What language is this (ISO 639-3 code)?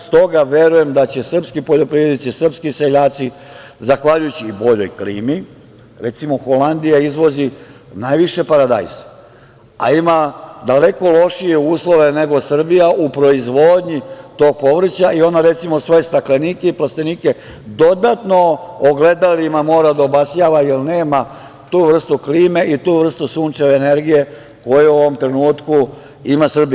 srp